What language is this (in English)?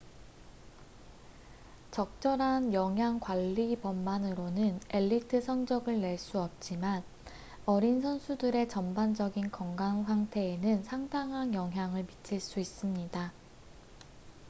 Korean